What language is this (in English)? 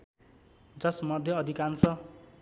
Nepali